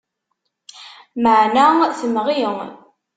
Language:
Kabyle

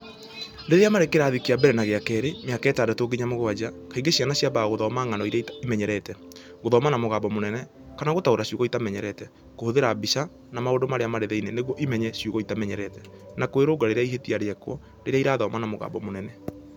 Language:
Kikuyu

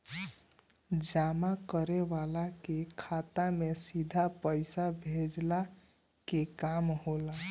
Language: Bhojpuri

